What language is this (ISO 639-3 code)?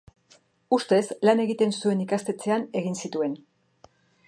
eus